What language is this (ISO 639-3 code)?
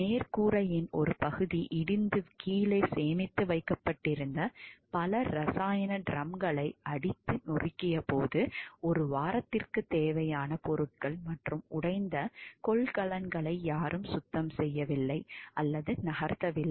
tam